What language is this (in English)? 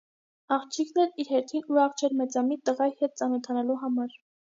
Armenian